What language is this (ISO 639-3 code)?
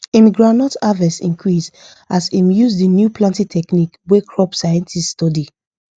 pcm